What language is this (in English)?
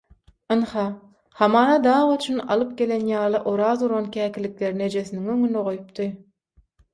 Turkmen